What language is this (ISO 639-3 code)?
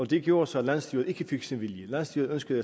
dan